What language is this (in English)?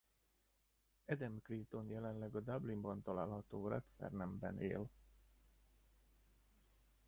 Hungarian